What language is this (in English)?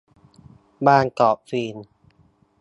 Thai